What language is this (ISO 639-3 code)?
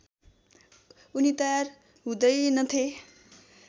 nep